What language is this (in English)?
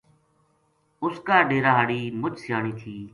Gujari